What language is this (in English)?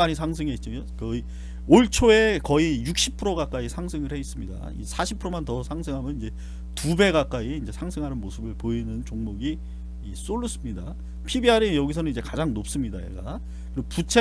Korean